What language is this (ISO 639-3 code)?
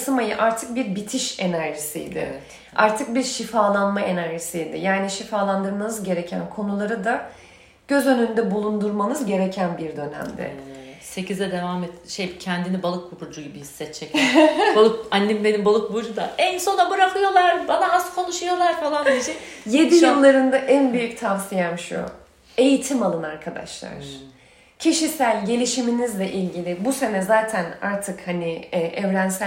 tur